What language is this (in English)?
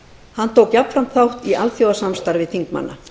Icelandic